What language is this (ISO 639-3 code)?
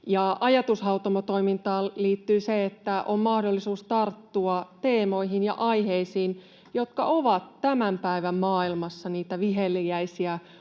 fin